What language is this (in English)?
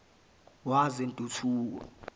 Zulu